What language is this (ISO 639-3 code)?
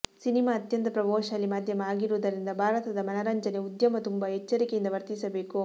kan